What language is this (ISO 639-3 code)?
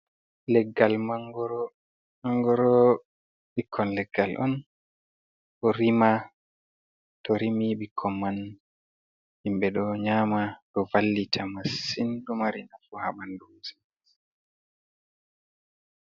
ful